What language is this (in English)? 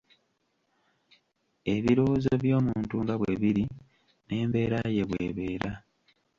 Ganda